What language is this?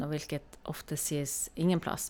Norwegian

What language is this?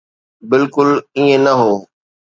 Sindhi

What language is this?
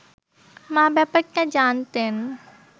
Bangla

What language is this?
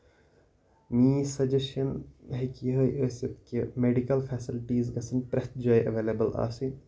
Kashmiri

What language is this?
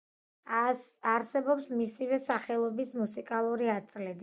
Georgian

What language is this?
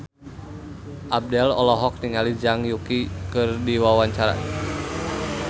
Sundanese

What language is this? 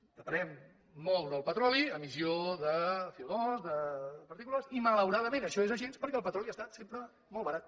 Catalan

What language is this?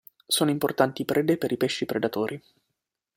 Italian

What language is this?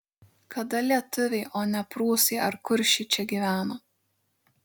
Lithuanian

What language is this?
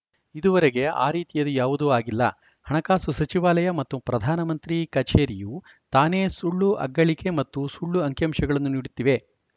Kannada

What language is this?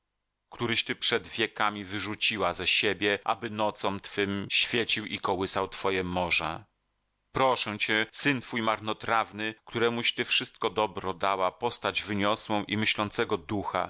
Polish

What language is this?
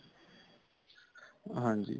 Punjabi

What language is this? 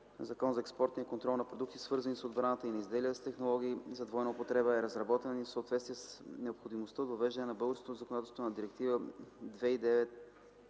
Bulgarian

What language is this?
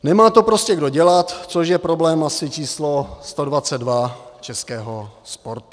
Czech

